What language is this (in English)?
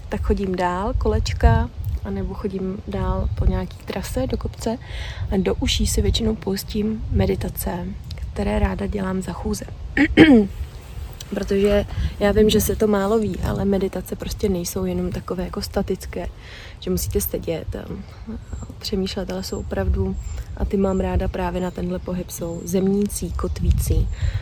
Czech